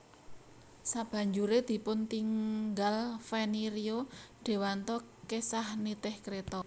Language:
Javanese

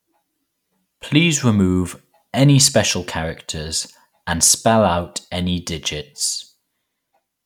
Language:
English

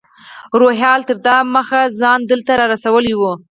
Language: Pashto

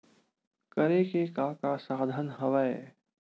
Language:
Chhattisgarhi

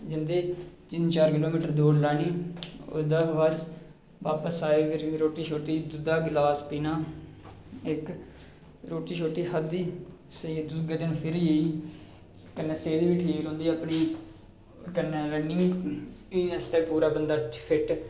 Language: Dogri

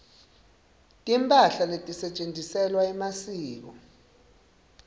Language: Swati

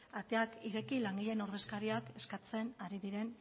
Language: Basque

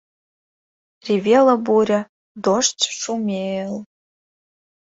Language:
Mari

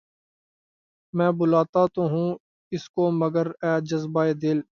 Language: Urdu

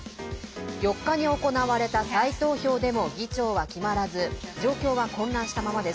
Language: Japanese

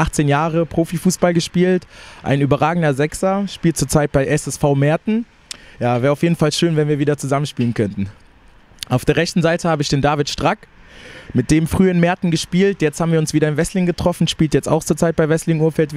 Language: German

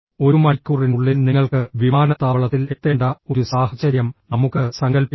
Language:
Malayalam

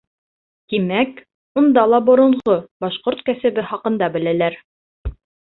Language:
Bashkir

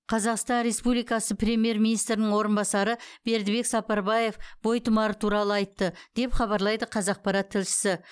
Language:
Kazakh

